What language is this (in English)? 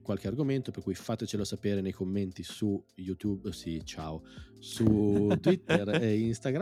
Italian